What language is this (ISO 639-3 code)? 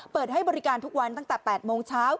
tha